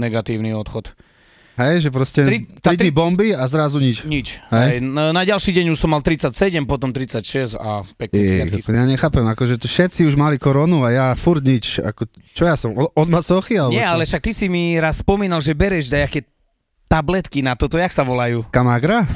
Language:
Slovak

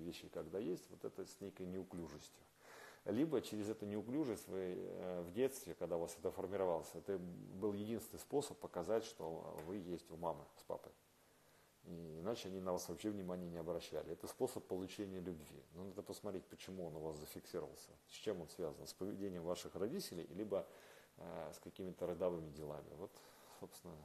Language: Russian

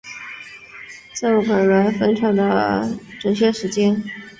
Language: Chinese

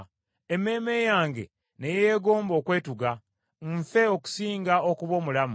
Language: Ganda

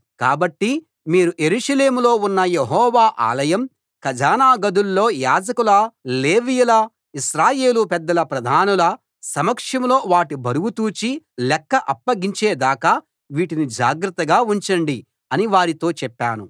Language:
Telugu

